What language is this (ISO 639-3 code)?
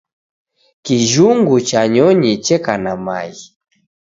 dav